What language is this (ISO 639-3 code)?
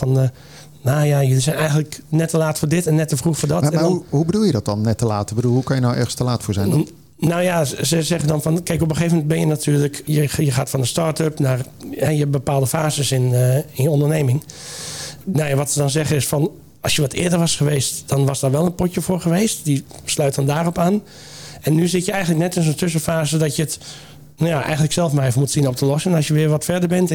nld